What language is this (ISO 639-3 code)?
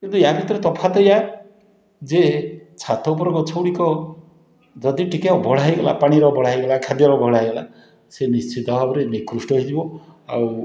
ori